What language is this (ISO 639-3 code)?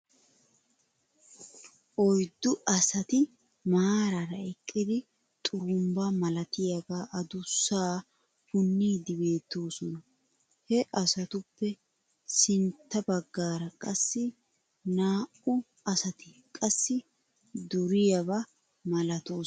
wal